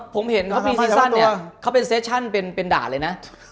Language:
Thai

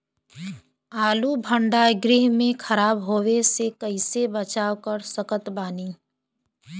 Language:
Bhojpuri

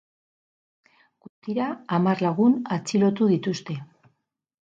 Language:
Basque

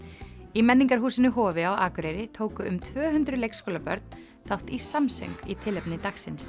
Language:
Icelandic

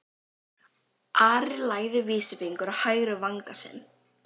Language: Icelandic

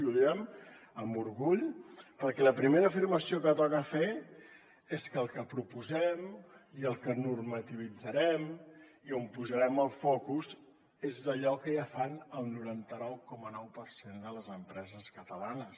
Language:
Catalan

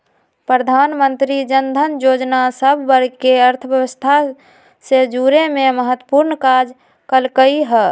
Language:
Magahi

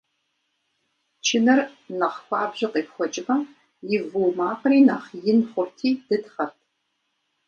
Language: Kabardian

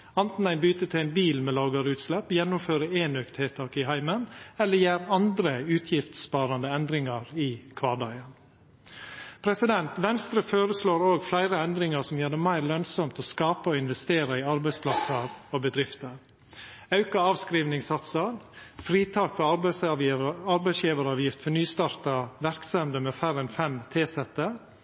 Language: Norwegian Nynorsk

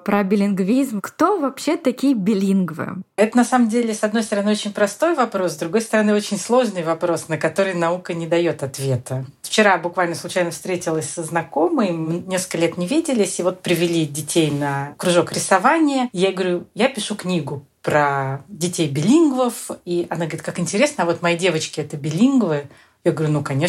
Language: Russian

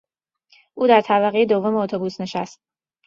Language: Persian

